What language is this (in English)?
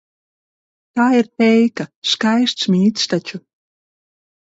Latvian